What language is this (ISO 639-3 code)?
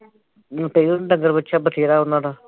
pan